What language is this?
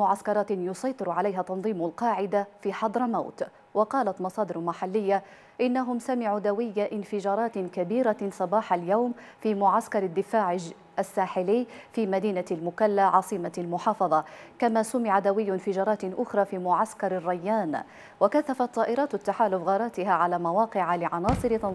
Arabic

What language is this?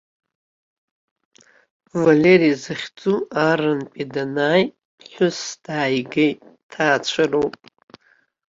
Abkhazian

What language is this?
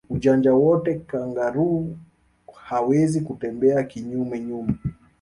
Swahili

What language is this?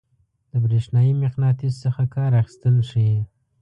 Pashto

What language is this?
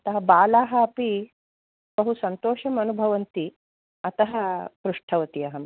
Sanskrit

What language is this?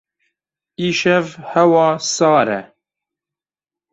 Kurdish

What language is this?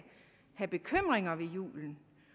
Danish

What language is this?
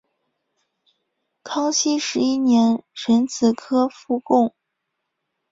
Chinese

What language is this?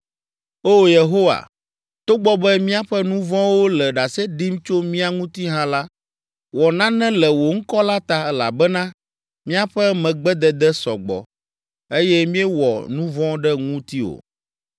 Ewe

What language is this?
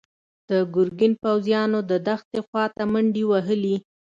Pashto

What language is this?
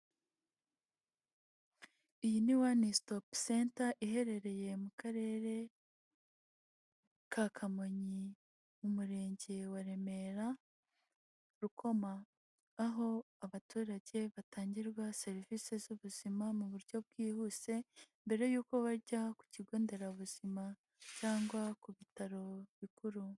Kinyarwanda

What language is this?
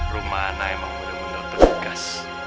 Indonesian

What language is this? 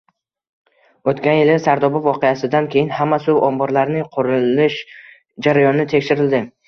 Uzbek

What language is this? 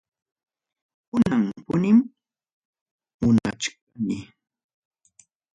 Ayacucho Quechua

